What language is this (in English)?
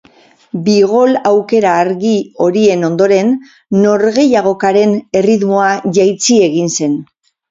Basque